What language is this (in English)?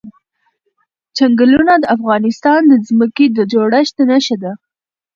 Pashto